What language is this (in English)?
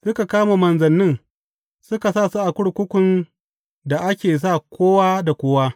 Hausa